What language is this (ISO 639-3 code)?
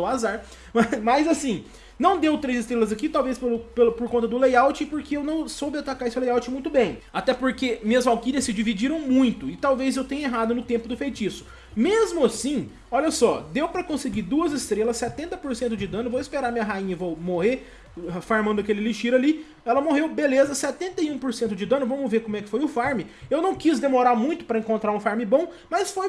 por